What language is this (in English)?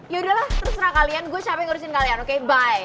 Indonesian